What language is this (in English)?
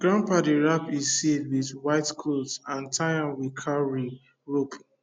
Nigerian Pidgin